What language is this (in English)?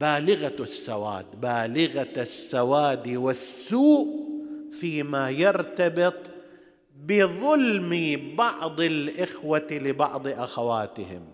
Arabic